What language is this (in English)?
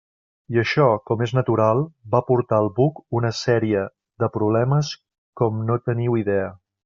Catalan